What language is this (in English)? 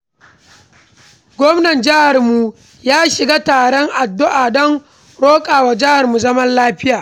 Hausa